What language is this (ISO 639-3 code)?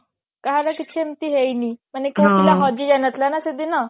ori